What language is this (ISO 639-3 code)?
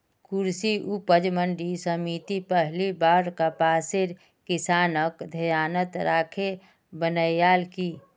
mag